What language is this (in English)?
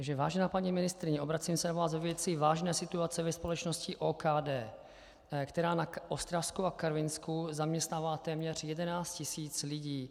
Czech